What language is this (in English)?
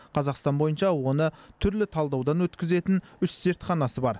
Kazakh